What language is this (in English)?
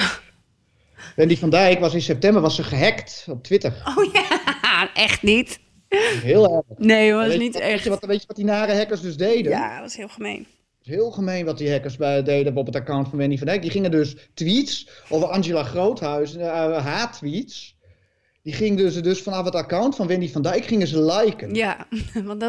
Dutch